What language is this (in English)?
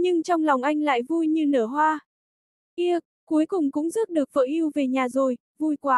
Vietnamese